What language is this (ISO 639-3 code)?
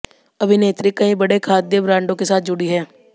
hin